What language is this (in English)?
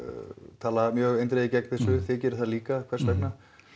Icelandic